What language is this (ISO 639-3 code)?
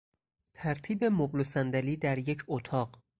fas